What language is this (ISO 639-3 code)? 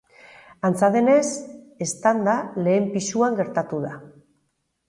eus